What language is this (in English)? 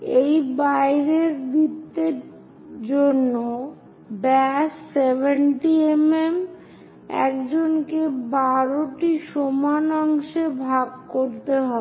Bangla